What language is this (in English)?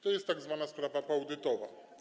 Polish